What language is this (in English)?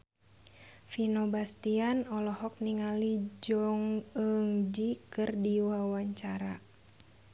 Sundanese